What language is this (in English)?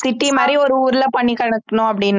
Tamil